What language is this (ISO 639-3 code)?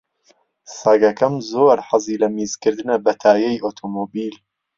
ckb